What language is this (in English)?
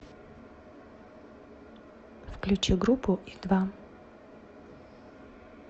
Russian